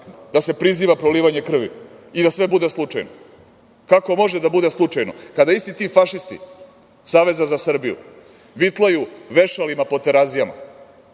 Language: Serbian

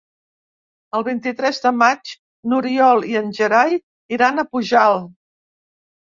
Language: Catalan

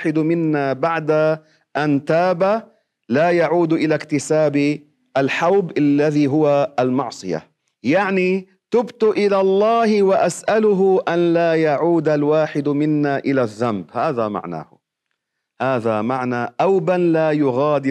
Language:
Arabic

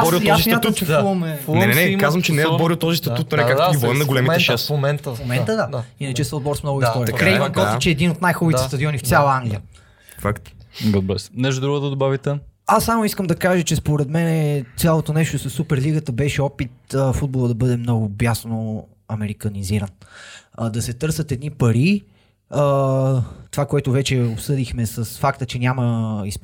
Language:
Bulgarian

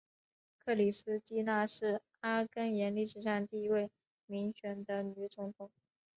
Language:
Chinese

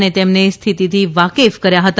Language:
Gujarati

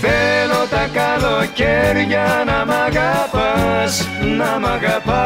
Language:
Greek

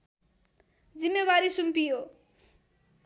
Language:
Nepali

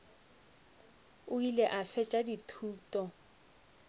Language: Northern Sotho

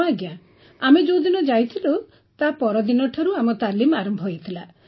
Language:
Odia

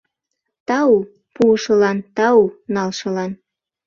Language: Mari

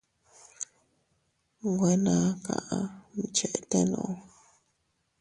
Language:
Teutila Cuicatec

